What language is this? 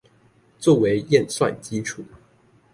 Chinese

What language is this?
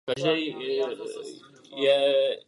Czech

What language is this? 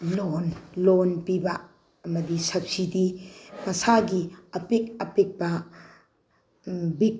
Manipuri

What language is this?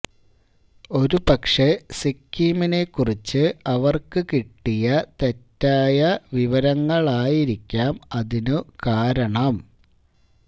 Malayalam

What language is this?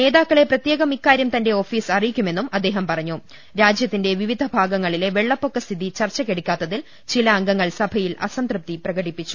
Malayalam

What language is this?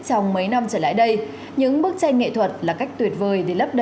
Vietnamese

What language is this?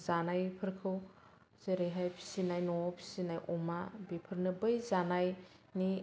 Bodo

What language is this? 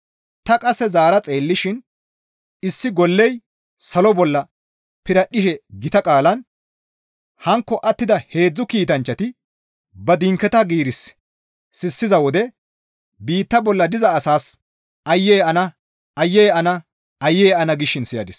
Gamo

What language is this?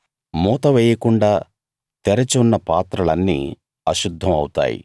Telugu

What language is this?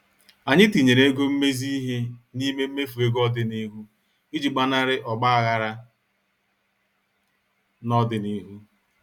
Igbo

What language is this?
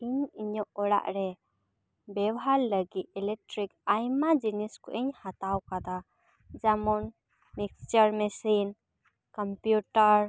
Santali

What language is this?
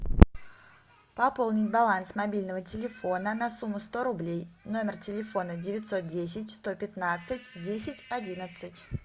Russian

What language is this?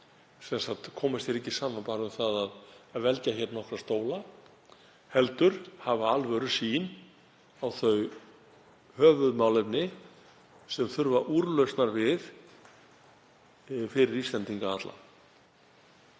Icelandic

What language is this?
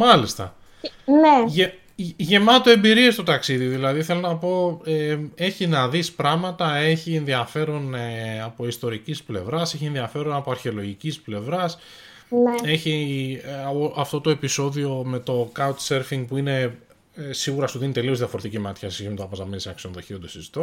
Greek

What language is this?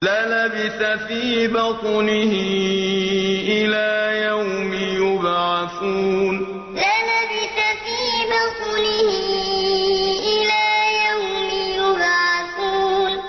Arabic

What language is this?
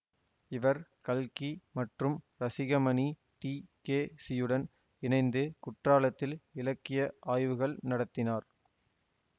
Tamil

